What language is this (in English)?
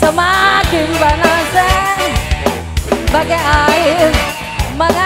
Indonesian